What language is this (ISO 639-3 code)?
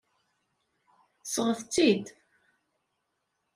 kab